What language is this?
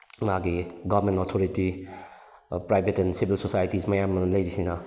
Manipuri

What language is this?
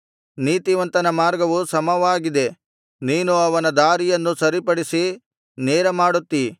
Kannada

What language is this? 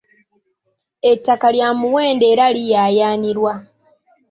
Ganda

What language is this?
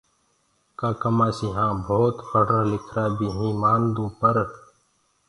Gurgula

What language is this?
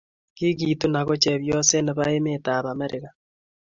Kalenjin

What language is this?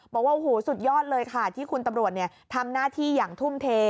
Thai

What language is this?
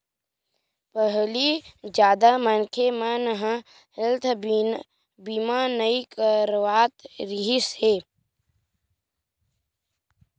Chhattisgarhi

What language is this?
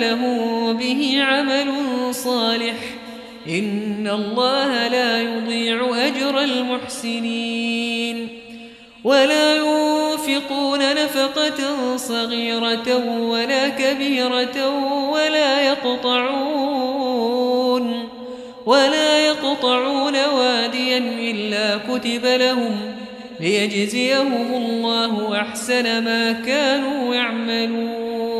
Arabic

